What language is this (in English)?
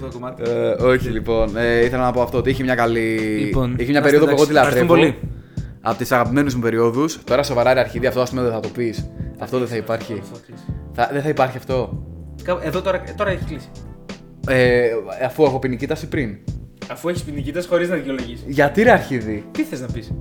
Greek